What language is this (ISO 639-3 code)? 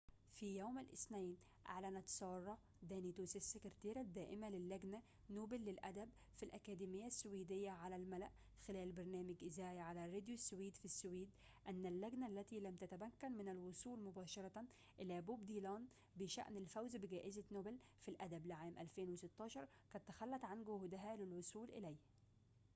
ara